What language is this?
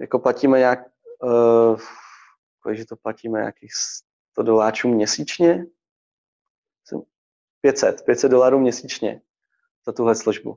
Czech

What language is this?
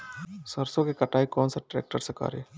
Bhojpuri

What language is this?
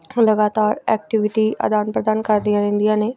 Punjabi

